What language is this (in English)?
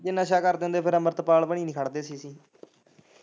Punjabi